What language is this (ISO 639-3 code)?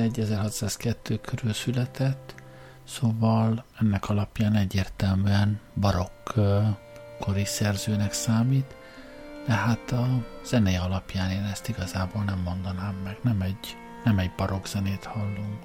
hun